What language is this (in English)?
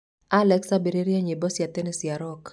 Kikuyu